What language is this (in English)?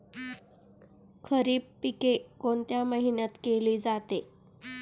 Marathi